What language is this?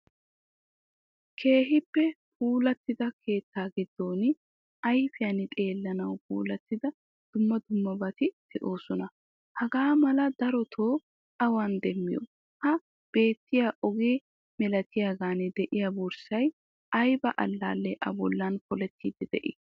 Wolaytta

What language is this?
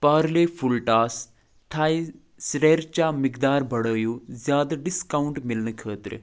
Kashmiri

